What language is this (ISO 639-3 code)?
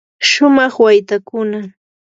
qur